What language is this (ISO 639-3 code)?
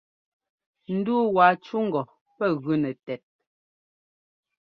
jgo